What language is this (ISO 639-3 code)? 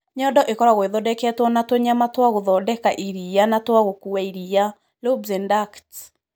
kik